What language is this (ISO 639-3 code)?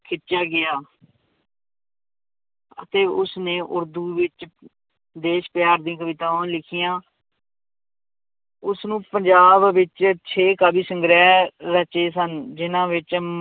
pan